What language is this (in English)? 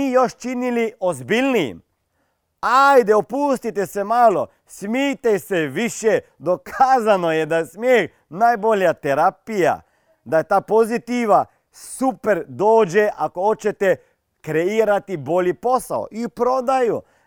Croatian